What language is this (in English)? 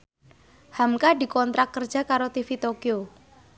Javanese